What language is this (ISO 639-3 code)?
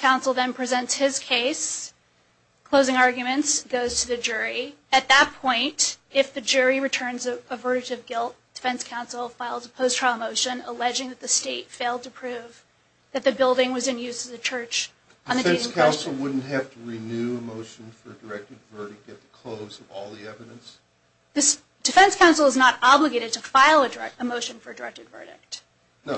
eng